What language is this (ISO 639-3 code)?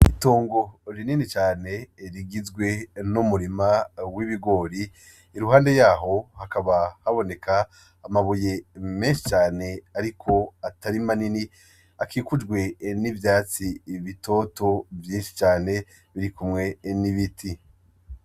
run